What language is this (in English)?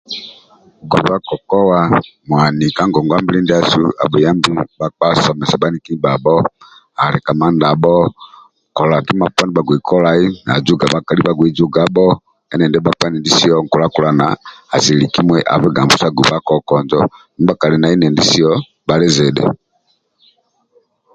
Amba (Uganda)